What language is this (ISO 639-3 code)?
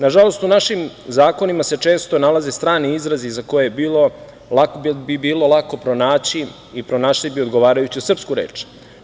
srp